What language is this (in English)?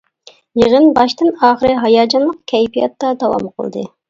Uyghur